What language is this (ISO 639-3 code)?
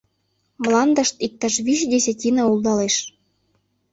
chm